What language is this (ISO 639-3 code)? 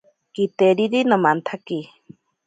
prq